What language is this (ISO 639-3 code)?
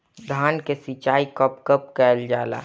bho